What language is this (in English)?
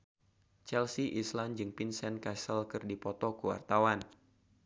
Sundanese